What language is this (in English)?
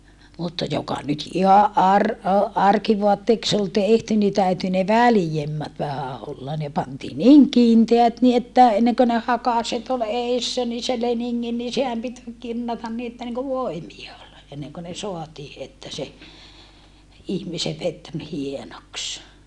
Finnish